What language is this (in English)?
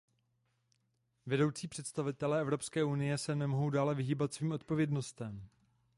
Czech